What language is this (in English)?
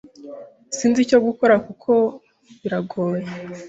Kinyarwanda